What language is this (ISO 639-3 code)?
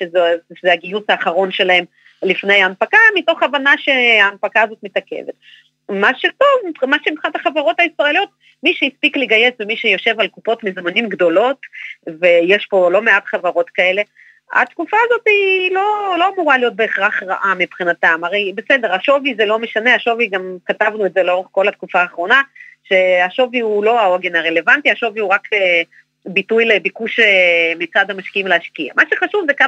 heb